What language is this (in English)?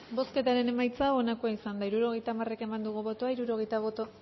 Basque